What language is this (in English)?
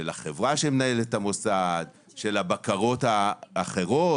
Hebrew